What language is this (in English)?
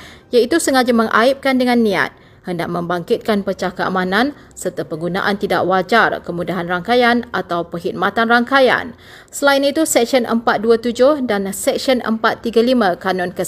Malay